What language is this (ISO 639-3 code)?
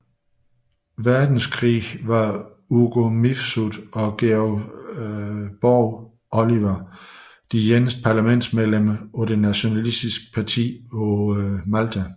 dan